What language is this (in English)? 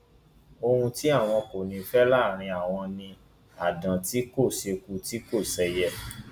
Yoruba